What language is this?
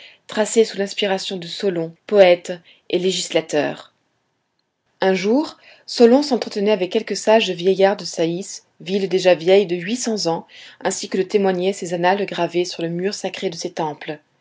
French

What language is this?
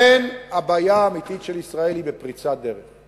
Hebrew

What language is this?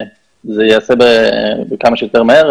Hebrew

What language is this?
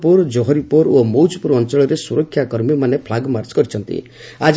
Odia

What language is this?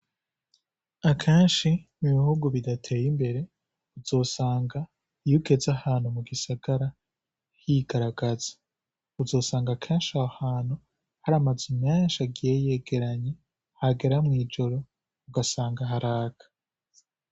Rundi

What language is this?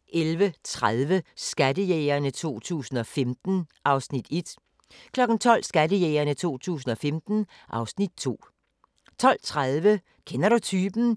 Danish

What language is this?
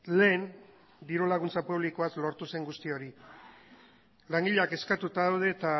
Basque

